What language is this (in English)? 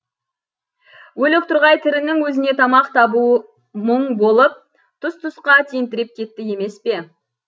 Kazakh